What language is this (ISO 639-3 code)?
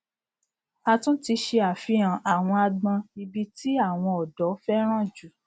yor